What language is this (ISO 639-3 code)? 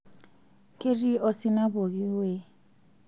mas